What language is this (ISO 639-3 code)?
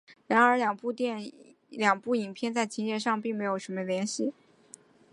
zho